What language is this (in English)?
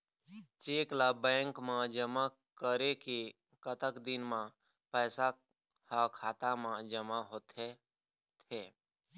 Chhattisgarhi